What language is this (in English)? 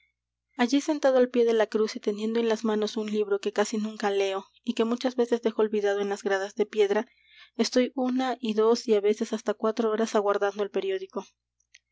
Spanish